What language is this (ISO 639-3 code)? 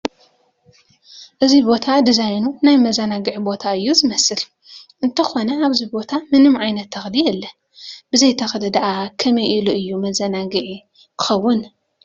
tir